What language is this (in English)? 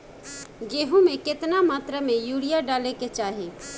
Bhojpuri